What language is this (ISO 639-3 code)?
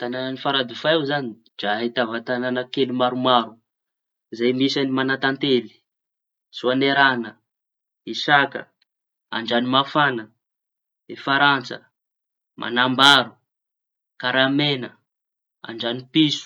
txy